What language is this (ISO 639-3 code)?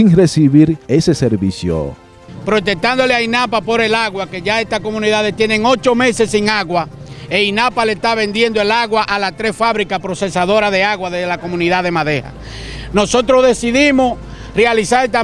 spa